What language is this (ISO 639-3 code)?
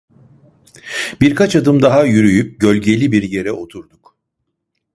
tur